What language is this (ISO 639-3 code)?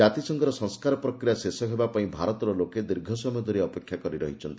ori